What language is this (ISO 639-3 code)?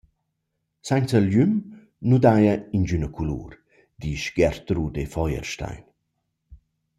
roh